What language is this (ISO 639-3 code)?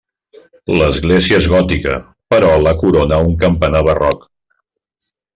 cat